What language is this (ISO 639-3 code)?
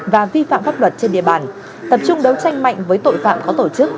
vie